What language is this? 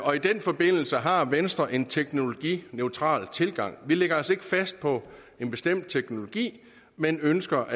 Danish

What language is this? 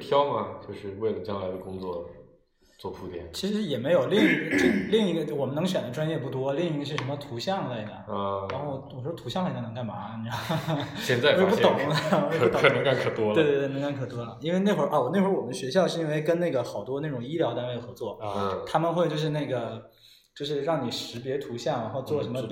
Chinese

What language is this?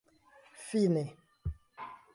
Esperanto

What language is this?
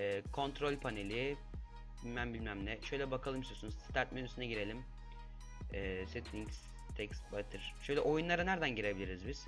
Turkish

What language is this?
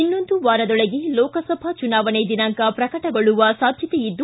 Kannada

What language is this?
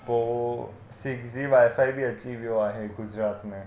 Sindhi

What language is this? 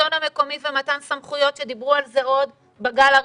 Hebrew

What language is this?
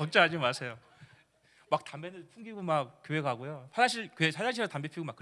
Korean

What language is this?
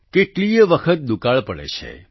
Gujarati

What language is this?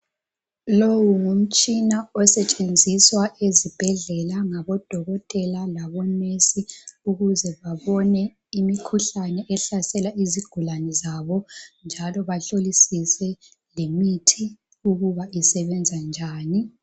North Ndebele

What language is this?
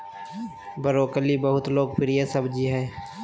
Magahi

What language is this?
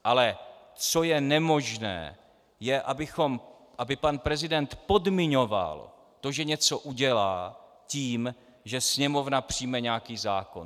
Czech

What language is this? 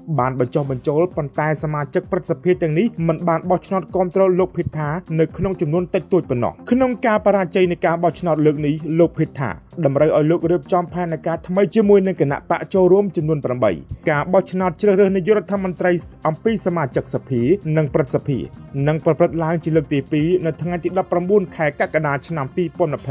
Thai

